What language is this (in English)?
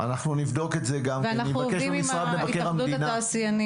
Hebrew